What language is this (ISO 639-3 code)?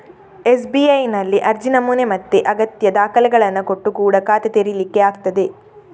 kan